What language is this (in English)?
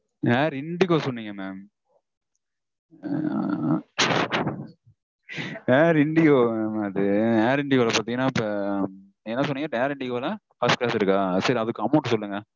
Tamil